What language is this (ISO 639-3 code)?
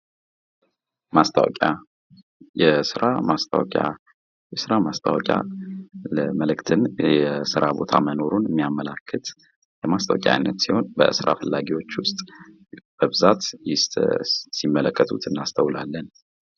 amh